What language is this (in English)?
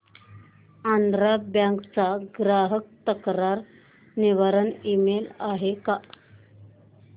Marathi